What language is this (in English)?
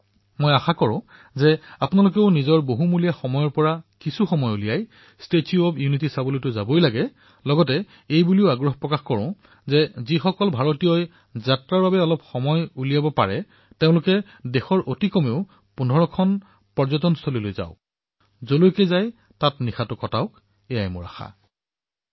Assamese